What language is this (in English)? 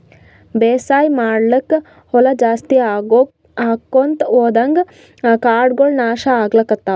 Kannada